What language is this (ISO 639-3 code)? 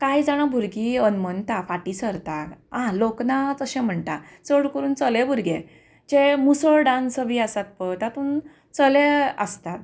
kok